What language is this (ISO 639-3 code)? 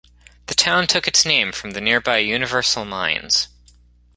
eng